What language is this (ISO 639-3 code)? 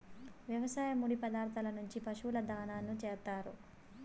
tel